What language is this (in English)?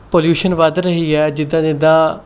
Punjabi